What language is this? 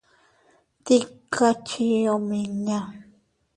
Teutila Cuicatec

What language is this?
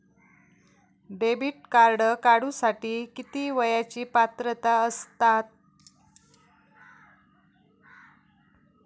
Marathi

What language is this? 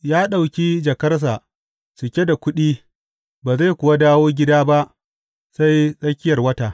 Hausa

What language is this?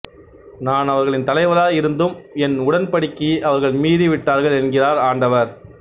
Tamil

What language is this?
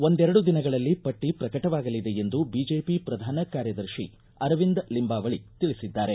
Kannada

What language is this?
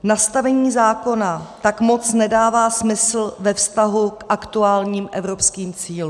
Czech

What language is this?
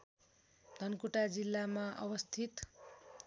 Nepali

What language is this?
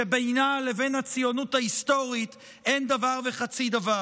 Hebrew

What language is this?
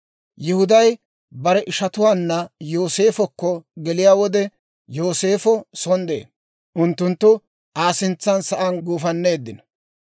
Dawro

